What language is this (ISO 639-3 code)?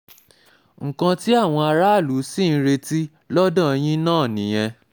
yor